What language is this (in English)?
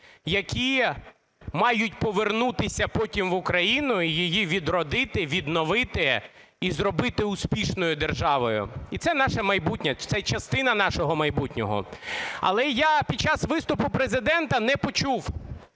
Ukrainian